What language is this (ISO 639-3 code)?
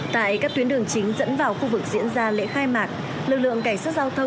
vie